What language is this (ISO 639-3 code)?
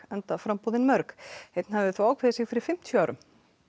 isl